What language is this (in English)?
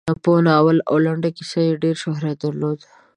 Pashto